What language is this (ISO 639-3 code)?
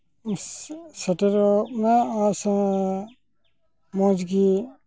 sat